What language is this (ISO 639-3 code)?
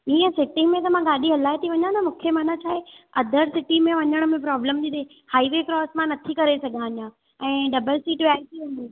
snd